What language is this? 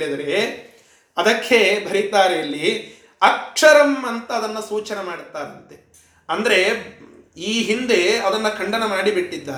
Kannada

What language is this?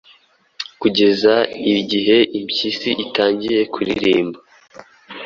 Kinyarwanda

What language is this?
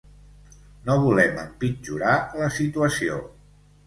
Catalan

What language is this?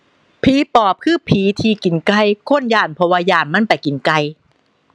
Thai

